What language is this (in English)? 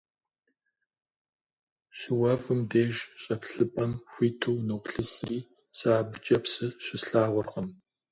Kabardian